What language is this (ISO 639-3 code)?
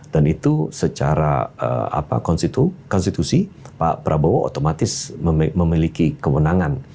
ind